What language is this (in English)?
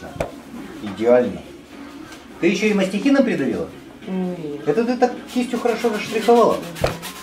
Russian